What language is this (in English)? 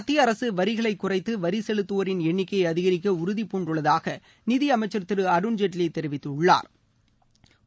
Tamil